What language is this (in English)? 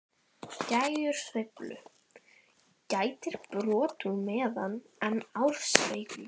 Icelandic